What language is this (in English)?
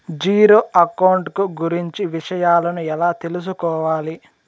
Telugu